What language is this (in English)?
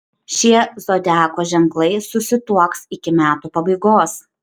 Lithuanian